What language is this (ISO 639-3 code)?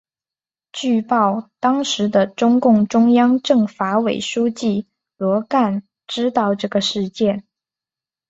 zho